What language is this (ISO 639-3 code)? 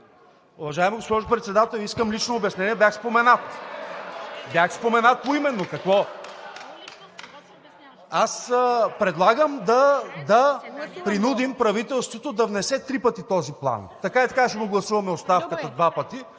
bul